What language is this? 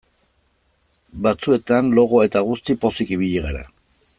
Basque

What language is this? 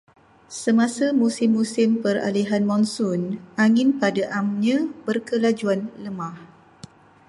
Malay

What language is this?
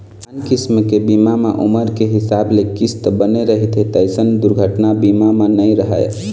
Chhattisgarhi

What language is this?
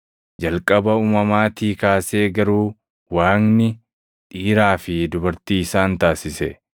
Oromo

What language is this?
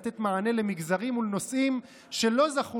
Hebrew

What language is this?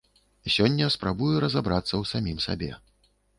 Belarusian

